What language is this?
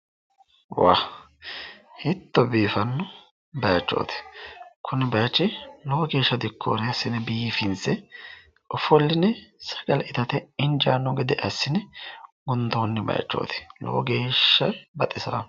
Sidamo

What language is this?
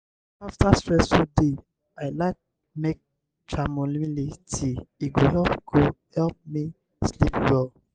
Nigerian Pidgin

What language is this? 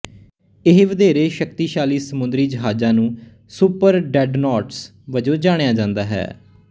Punjabi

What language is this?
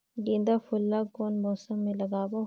Chhattisgarhi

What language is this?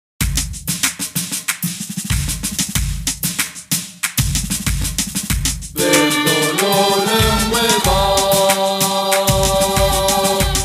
French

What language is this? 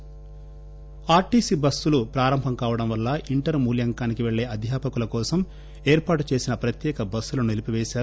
Telugu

